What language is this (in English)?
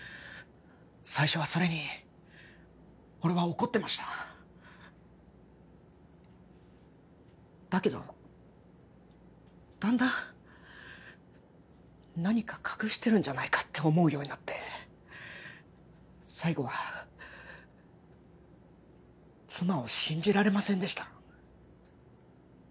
Japanese